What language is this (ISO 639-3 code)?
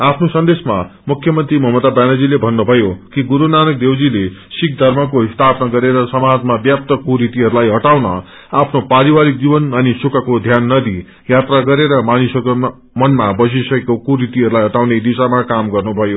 nep